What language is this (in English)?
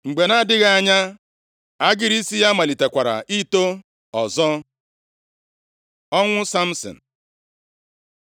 Igbo